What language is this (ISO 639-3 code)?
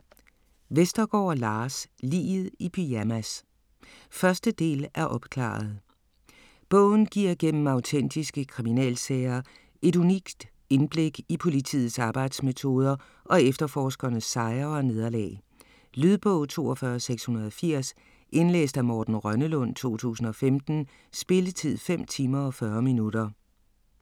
dan